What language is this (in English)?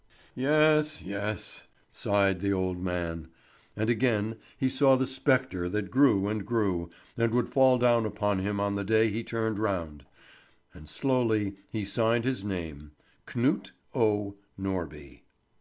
English